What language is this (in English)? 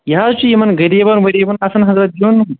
Kashmiri